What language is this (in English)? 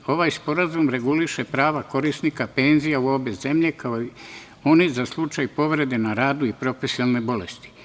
Serbian